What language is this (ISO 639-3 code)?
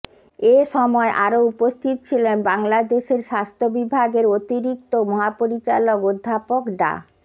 ben